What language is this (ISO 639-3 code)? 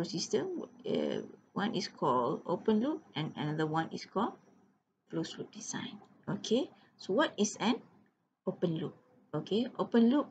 ind